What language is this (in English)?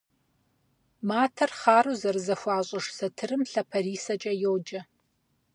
Kabardian